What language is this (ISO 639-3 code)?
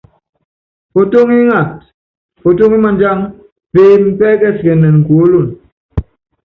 yav